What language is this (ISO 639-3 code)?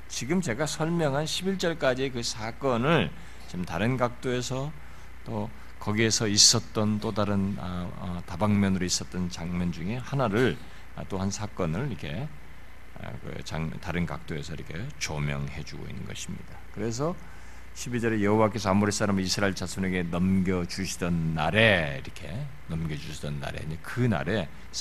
kor